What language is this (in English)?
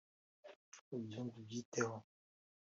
Kinyarwanda